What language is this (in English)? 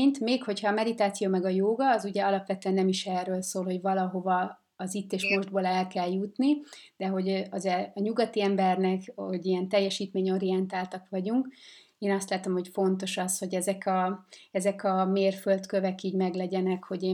Hungarian